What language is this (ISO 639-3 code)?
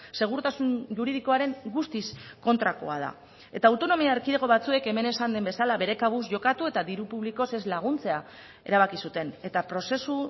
eus